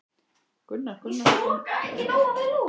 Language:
Icelandic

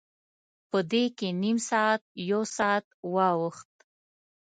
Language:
Pashto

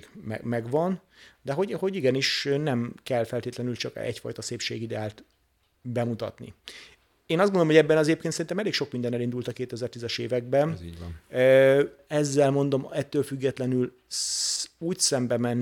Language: Hungarian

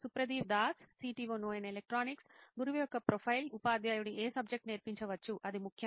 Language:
Telugu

